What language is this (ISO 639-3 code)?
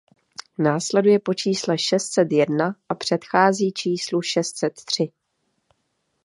ces